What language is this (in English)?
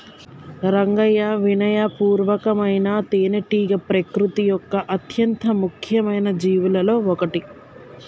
Telugu